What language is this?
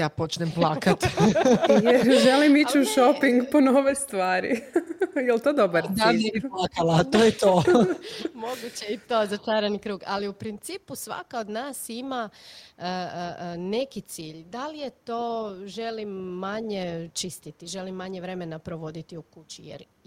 Croatian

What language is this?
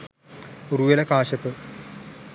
Sinhala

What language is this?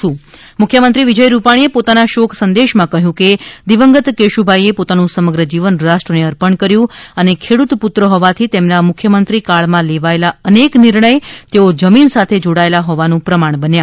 Gujarati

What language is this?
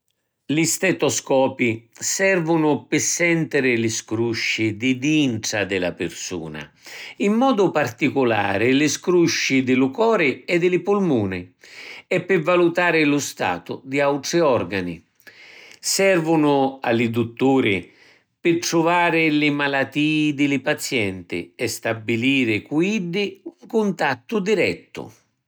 Sicilian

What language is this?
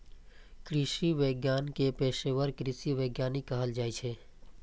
Maithili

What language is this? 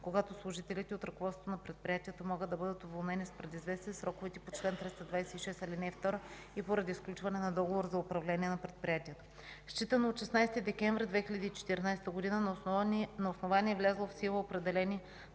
Bulgarian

